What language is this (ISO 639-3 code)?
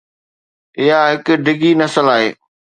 snd